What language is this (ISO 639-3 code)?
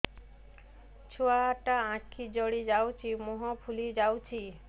ori